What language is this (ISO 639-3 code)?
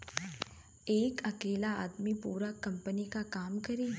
bho